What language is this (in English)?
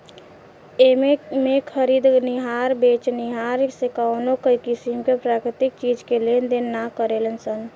Bhojpuri